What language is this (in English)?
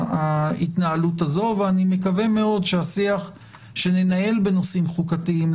Hebrew